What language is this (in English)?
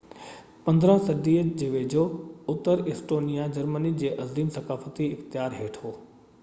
Sindhi